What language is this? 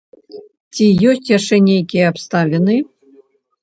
Belarusian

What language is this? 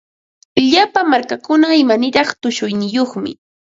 Ambo-Pasco Quechua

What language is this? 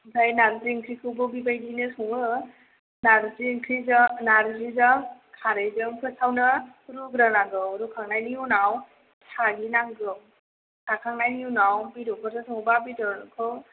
Bodo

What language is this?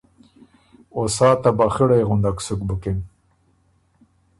Ormuri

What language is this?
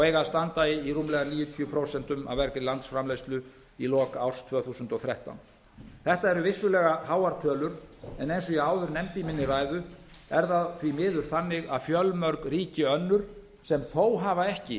Icelandic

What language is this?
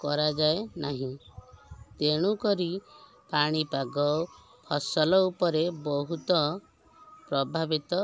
Odia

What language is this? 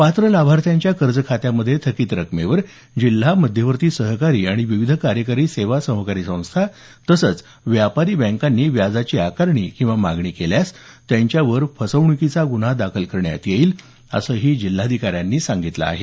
Marathi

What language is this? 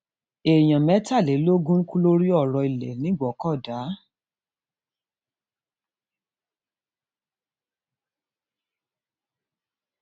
Yoruba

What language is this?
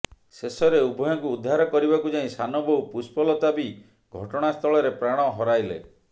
Odia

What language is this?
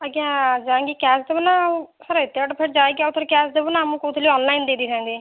Odia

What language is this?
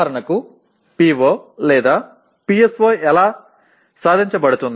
Tamil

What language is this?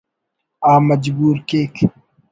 Brahui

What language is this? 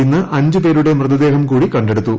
Malayalam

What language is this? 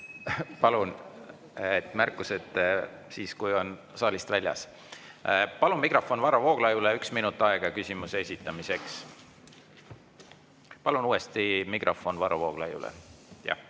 Estonian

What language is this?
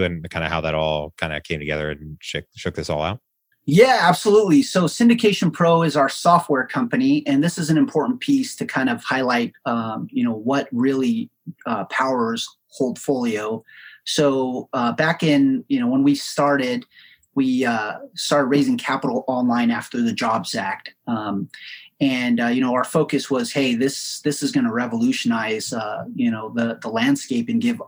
English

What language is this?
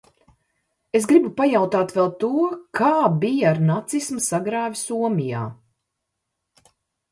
Latvian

